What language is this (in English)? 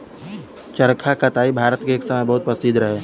Bhojpuri